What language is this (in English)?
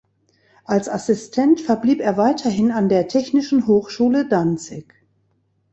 German